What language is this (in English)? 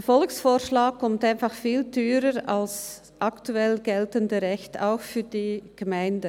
Swiss German